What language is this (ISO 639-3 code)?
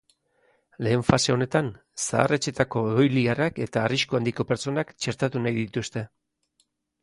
eus